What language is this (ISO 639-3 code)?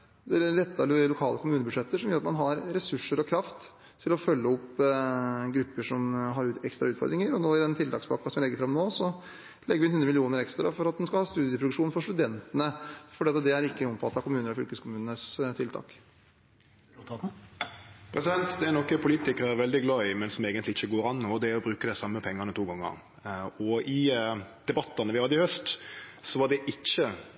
nor